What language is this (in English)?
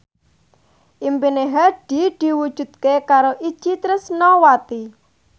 Javanese